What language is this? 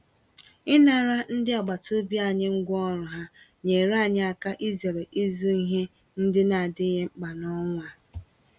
Igbo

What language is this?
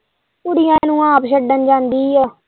Punjabi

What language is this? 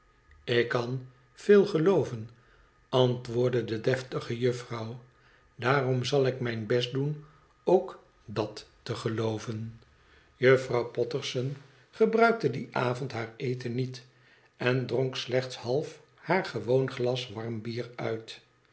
Dutch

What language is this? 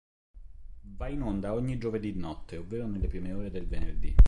Italian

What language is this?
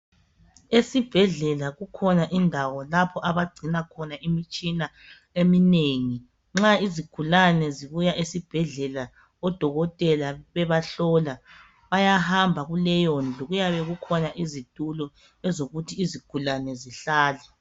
North Ndebele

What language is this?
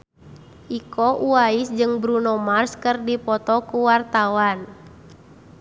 Sundanese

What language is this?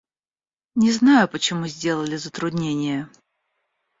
Russian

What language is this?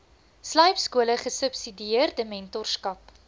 Afrikaans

